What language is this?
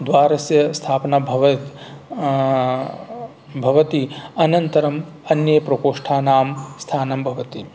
Sanskrit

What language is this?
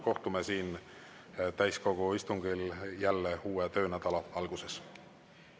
Estonian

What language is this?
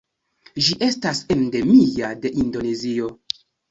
Esperanto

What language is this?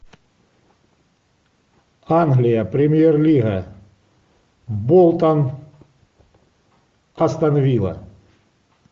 Russian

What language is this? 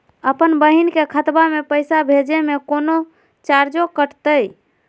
Magahi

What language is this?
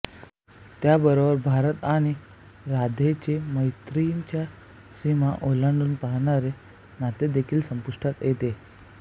Marathi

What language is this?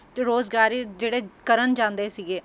Punjabi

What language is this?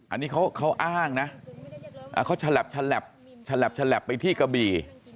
Thai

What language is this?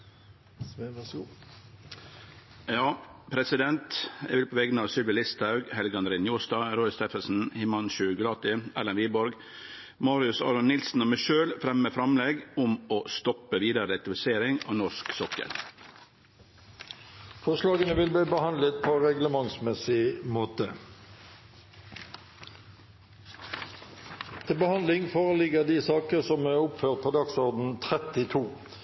Norwegian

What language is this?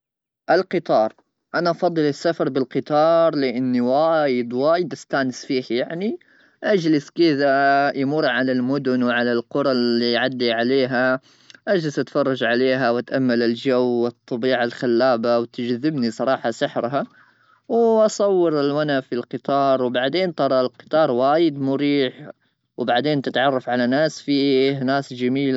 Gulf Arabic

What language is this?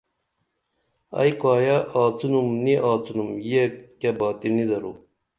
Dameli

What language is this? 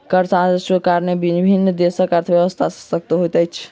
Maithili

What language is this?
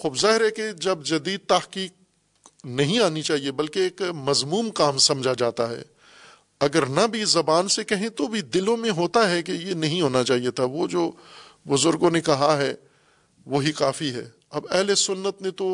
Urdu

